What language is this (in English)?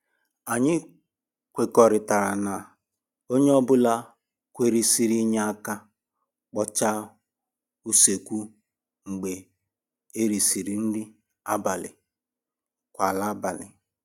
Igbo